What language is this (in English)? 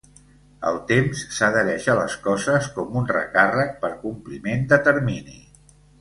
Catalan